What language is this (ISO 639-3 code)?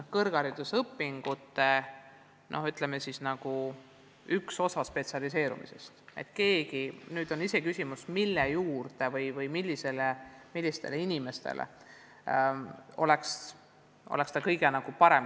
est